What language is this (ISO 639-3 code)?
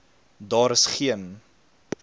afr